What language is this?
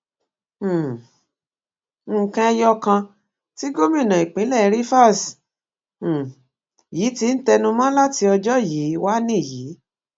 Yoruba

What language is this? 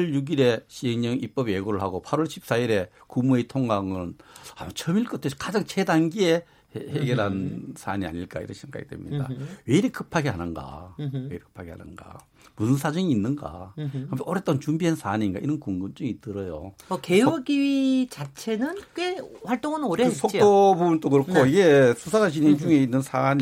Korean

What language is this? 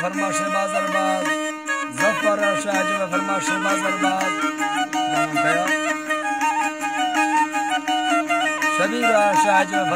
Turkish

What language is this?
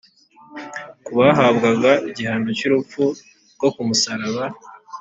Kinyarwanda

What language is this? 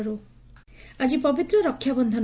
Odia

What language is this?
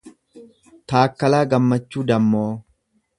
Oromo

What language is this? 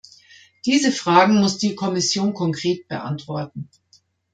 German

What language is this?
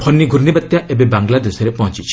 Odia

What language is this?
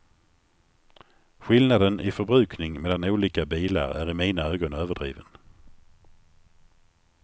Swedish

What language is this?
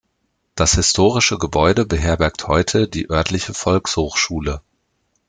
German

